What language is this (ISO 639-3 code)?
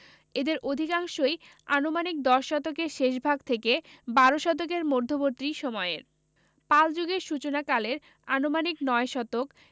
ben